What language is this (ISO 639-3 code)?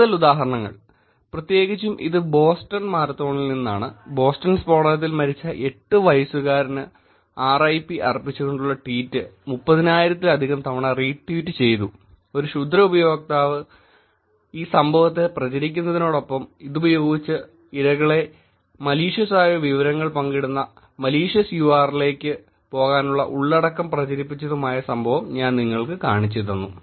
mal